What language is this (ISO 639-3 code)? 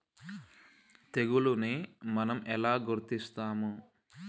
tel